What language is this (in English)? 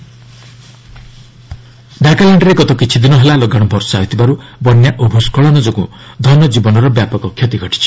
Odia